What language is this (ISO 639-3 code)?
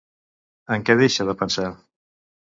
cat